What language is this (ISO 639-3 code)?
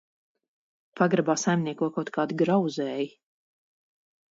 lav